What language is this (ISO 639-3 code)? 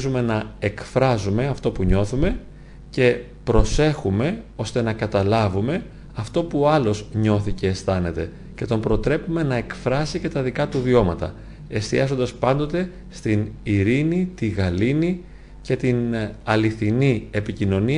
ell